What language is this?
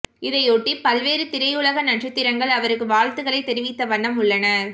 Tamil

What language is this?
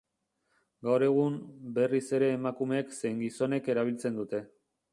Basque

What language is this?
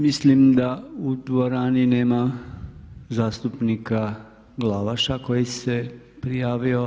Croatian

